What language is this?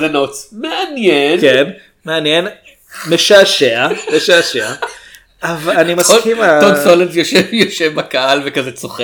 Hebrew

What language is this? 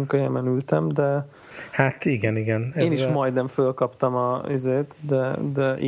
Hungarian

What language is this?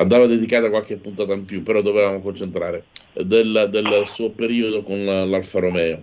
Italian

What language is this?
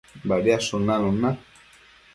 Matsés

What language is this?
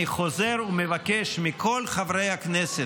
Hebrew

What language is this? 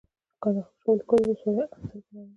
Pashto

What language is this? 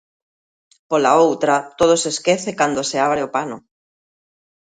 Galician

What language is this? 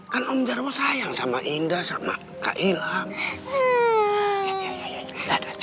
Indonesian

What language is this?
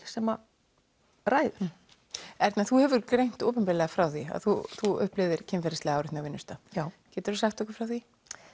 Icelandic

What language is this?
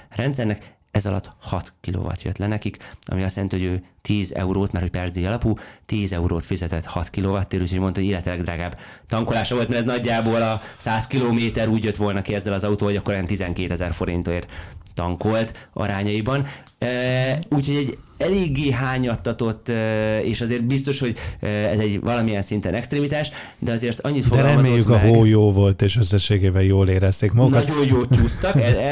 Hungarian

